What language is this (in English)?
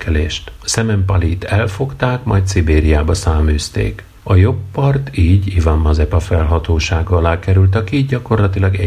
Hungarian